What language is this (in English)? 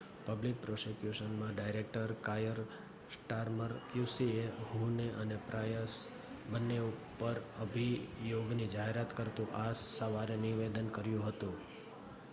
Gujarati